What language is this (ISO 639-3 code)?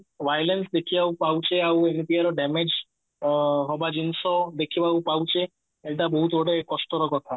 ori